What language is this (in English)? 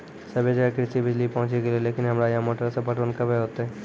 Maithili